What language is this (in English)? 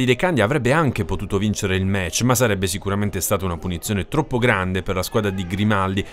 Italian